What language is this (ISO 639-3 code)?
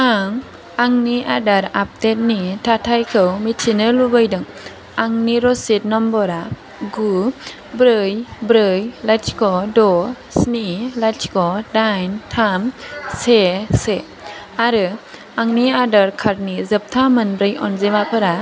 brx